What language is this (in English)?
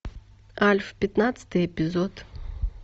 Russian